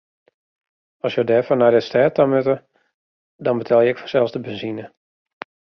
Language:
Western Frisian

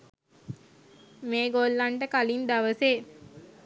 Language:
Sinhala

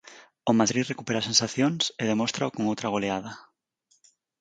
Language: Galician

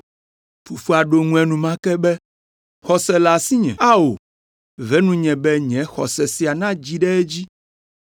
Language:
Ewe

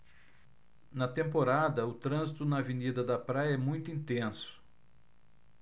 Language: Portuguese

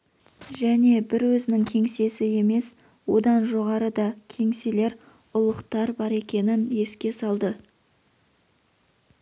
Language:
Kazakh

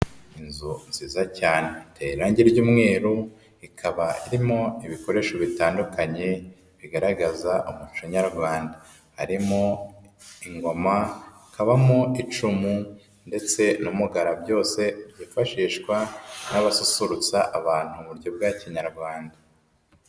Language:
Kinyarwanda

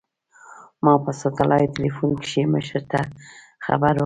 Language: Pashto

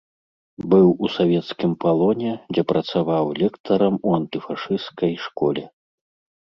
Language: Belarusian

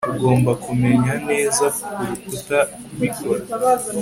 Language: Kinyarwanda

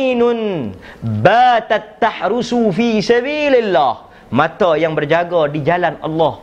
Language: Malay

